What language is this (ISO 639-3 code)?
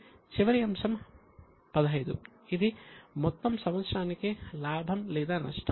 tel